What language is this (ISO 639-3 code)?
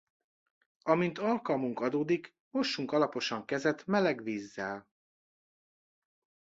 hun